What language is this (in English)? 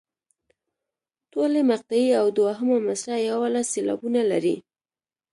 Pashto